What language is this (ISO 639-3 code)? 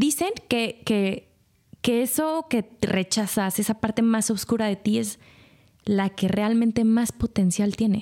spa